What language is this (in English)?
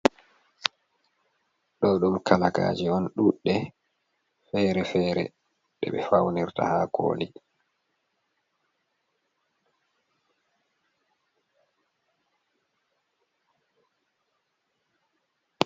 Fula